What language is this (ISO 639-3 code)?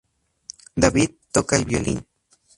spa